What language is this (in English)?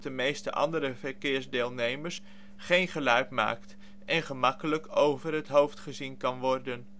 Dutch